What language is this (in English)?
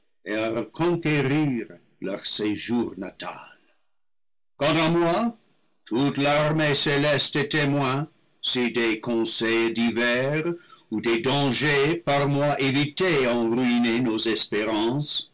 French